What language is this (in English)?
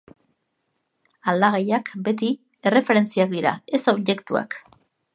Basque